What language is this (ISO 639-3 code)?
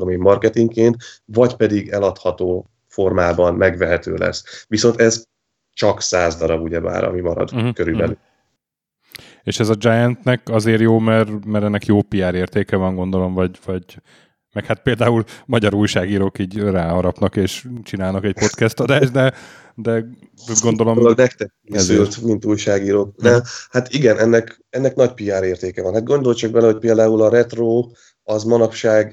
hun